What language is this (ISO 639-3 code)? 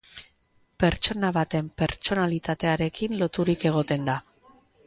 eus